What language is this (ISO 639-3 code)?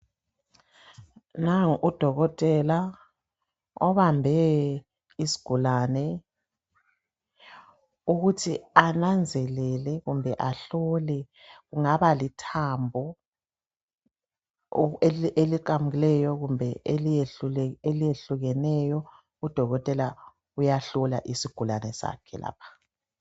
nde